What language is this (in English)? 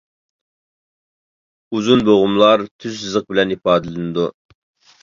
Uyghur